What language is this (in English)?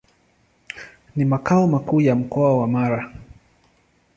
Swahili